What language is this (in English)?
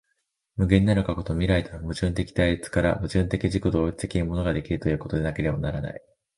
Japanese